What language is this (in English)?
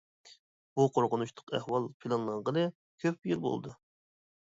Uyghur